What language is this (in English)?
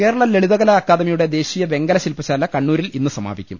Malayalam